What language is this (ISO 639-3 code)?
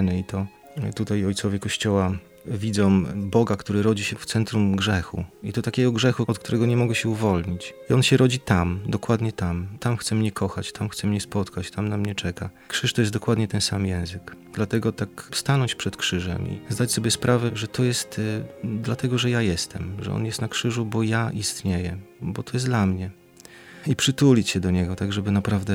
pol